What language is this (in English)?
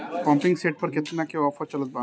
Bhojpuri